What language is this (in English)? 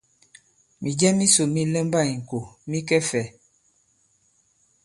Bankon